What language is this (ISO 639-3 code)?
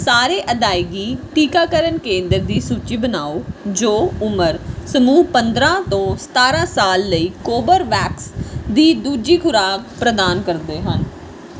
pan